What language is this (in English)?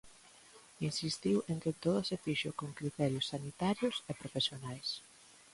Galician